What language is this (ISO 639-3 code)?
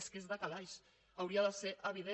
cat